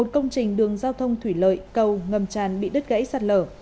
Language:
Vietnamese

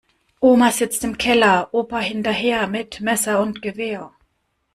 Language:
German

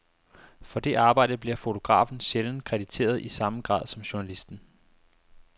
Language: Danish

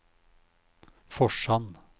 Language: Norwegian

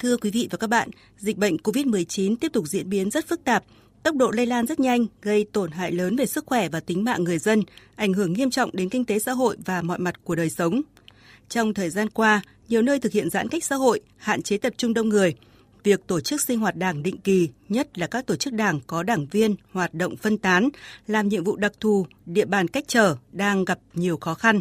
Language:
Vietnamese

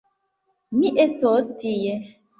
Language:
Esperanto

